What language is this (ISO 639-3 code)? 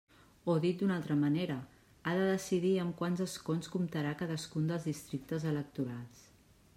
cat